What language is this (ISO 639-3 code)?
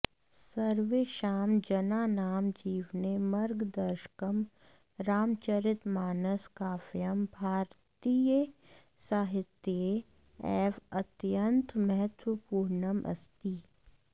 san